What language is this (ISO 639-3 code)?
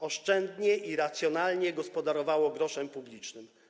pol